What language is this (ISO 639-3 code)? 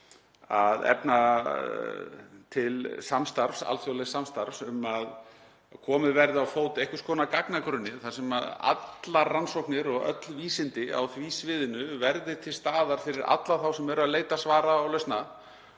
isl